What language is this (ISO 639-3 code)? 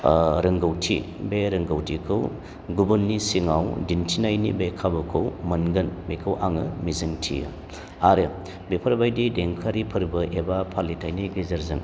brx